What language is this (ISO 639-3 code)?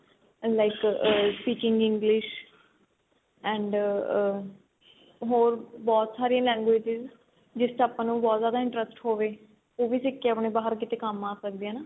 pan